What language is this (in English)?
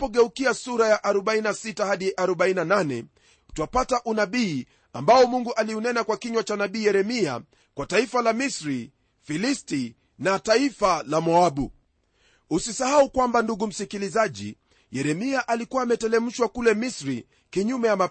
Swahili